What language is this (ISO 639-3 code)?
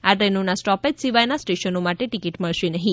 guj